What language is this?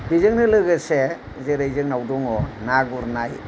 Bodo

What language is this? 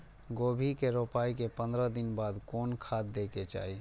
Maithili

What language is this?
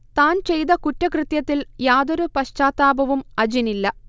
Malayalam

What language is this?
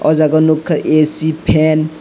Kok Borok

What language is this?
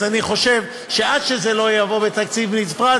Hebrew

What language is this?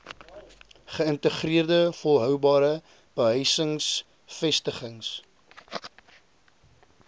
Afrikaans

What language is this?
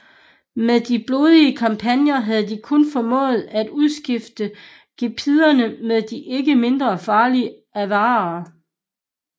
Danish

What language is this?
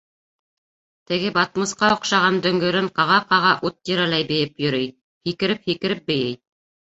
Bashkir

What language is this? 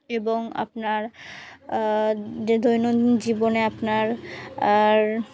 Bangla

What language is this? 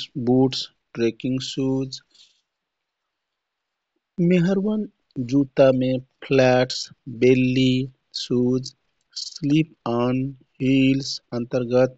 Kathoriya Tharu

